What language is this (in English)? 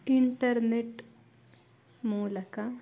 Kannada